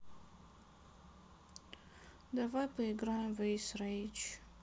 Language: Russian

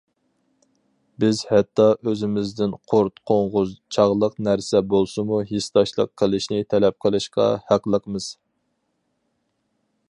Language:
Uyghur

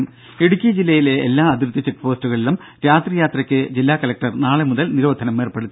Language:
Malayalam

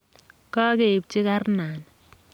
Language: Kalenjin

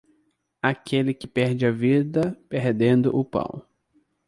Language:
Portuguese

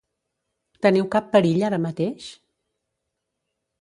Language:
Catalan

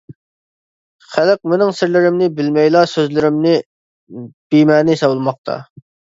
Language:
Uyghur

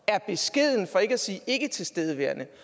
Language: Danish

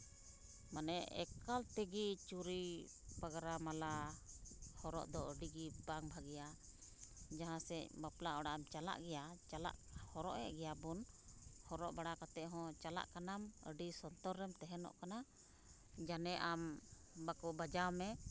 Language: Santali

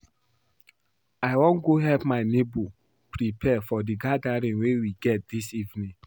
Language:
Nigerian Pidgin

